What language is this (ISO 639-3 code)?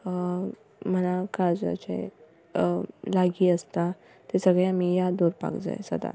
kok